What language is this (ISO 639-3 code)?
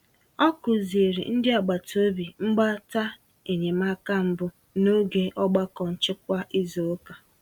ibo